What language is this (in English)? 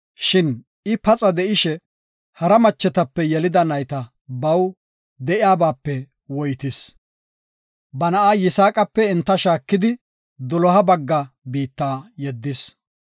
Gofa